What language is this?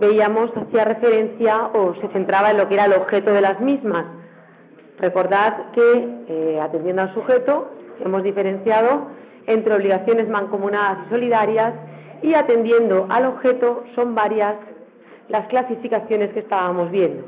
Spanish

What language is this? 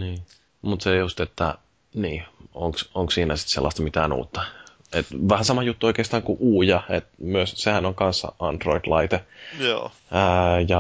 Finnish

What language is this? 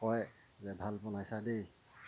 Assamese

